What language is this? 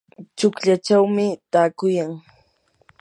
Yanahuanca Pasco Quechua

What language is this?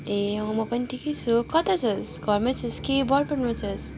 Nepali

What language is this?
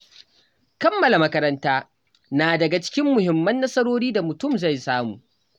Hausa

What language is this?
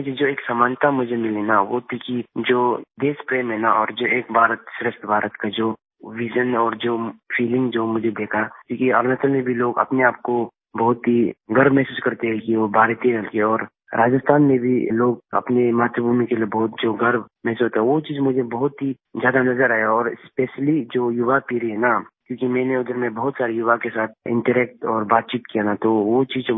Hindi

